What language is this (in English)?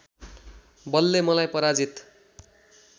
Nepali